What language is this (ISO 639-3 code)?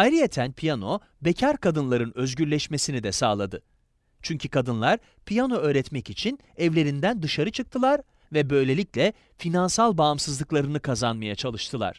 tur